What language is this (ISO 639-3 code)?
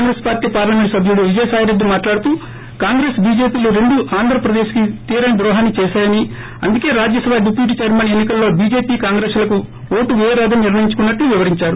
tel